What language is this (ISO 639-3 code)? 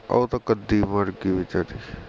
pan